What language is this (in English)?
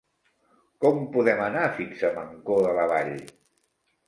Catalan